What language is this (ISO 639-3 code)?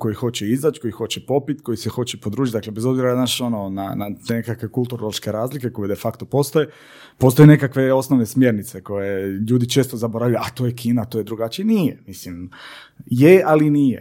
hrv